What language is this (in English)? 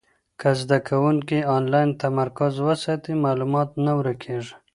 Pashto